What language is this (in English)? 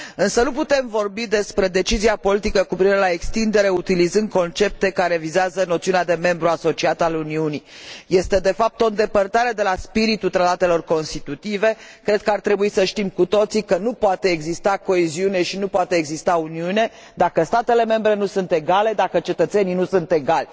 Romanian